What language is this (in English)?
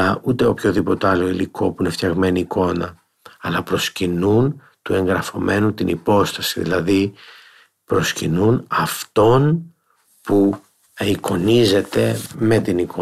Greek